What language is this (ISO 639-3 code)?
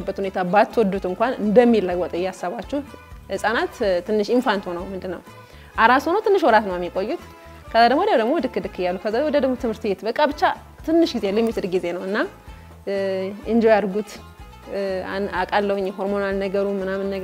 ara